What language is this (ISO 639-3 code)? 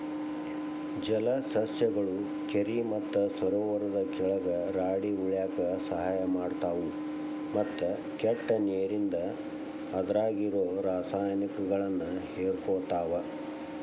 kan